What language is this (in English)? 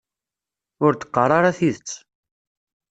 Kabyle